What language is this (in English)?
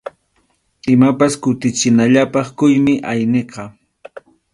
Arequipa-La Unión Quechua